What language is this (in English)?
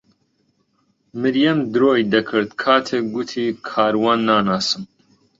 Central Kurdish